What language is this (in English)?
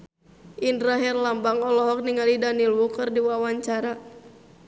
Sundanese